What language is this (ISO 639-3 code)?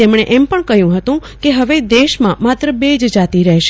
guj